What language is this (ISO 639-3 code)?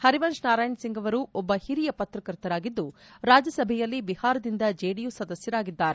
kan